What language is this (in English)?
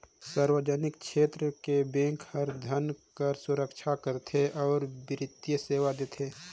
Chhattisgarhi